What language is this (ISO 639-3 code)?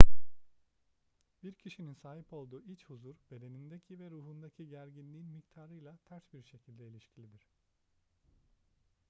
tur